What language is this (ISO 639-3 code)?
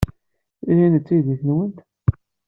kab